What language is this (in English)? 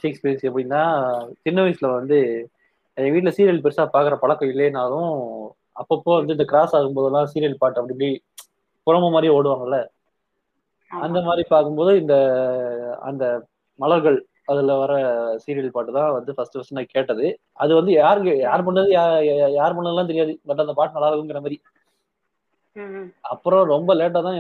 Tamil